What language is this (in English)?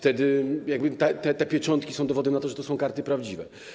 Polish